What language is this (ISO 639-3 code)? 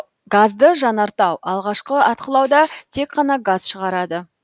kaz